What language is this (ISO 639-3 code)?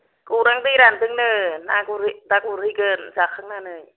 brx